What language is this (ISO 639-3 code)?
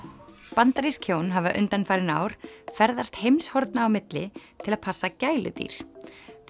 isl